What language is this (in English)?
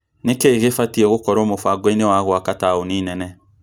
Kikuyu